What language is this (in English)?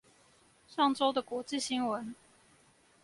Chinese